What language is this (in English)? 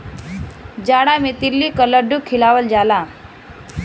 Bhojpuri